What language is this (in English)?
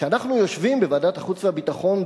Hebrew